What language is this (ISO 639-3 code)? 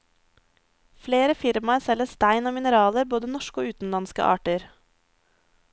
nor